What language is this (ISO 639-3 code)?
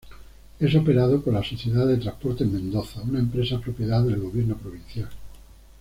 spa